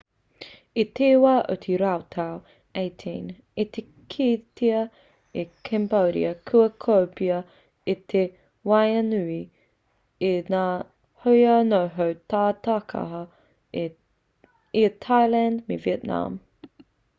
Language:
Māori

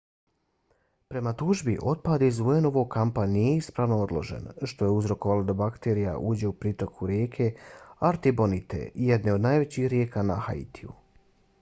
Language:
Bosnian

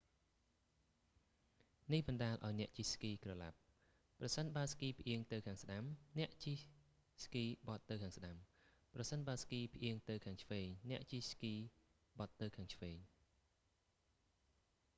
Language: Khmer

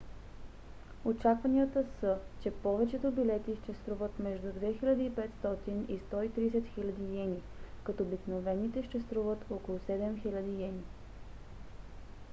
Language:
Bulgarian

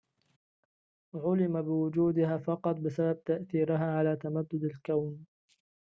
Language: Arabic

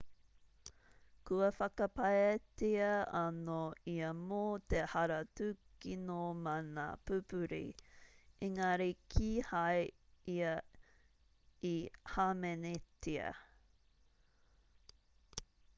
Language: Māori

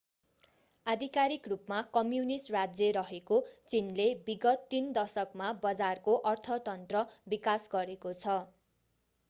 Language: Nepali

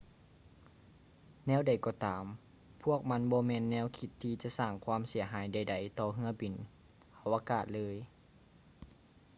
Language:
Lao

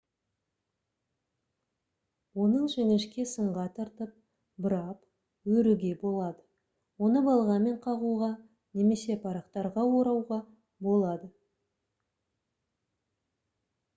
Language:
Kazakh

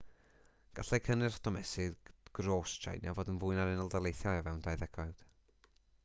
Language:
Welsh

